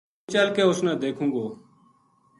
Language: Gujari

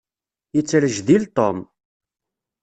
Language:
Kabyle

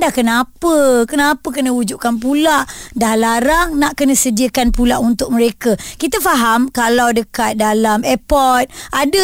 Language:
Malay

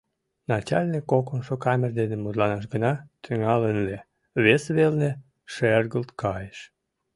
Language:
Mari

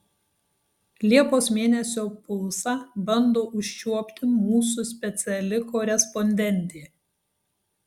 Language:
Lithuanian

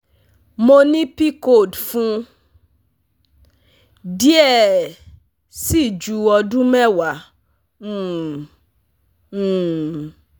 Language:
Yoruba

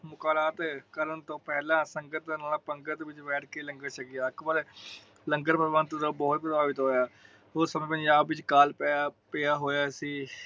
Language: Punjabi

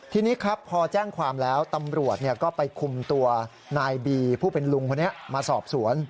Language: Thai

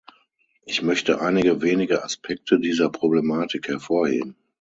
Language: German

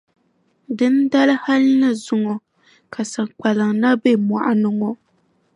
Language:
Dagbani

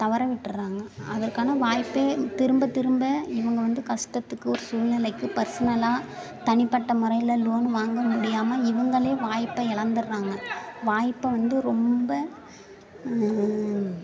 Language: Tamil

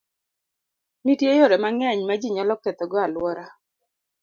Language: Luo (Kenya and Tanzania)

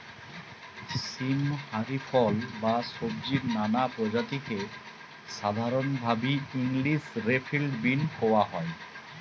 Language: Bangla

